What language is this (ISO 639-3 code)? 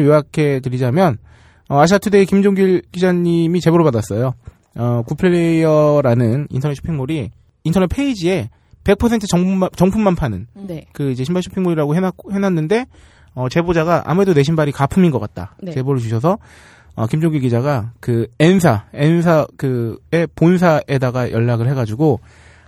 kor